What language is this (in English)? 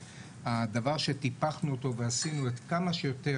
Hebrew